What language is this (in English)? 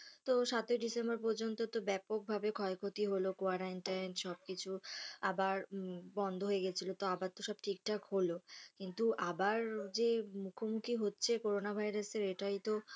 Bangla